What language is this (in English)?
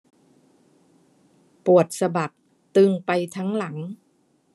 Thai